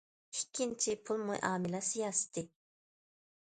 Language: Uyghur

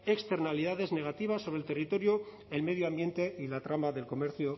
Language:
Spanish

